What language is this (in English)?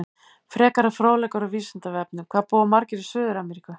Icelandic